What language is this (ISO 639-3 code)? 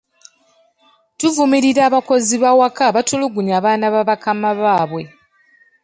lug